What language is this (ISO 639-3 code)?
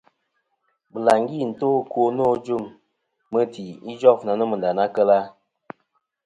bkm